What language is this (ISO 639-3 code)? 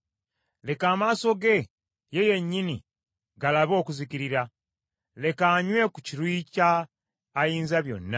lug